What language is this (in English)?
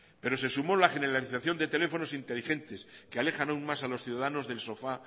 Spanish